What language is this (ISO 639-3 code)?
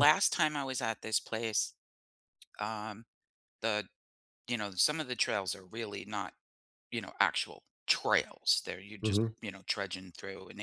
eng